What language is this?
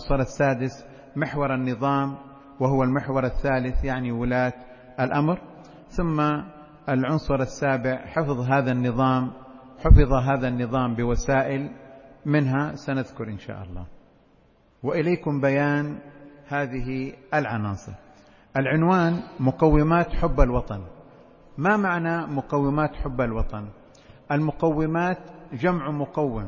Arabic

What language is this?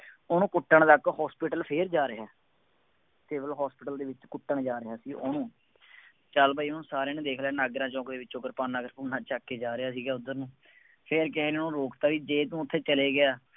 Punjabi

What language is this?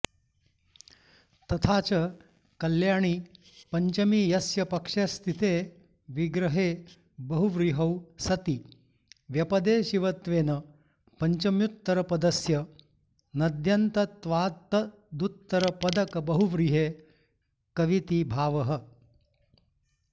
Sanskrit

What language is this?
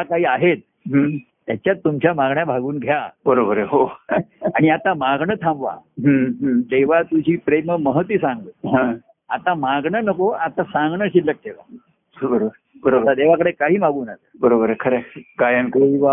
Marathi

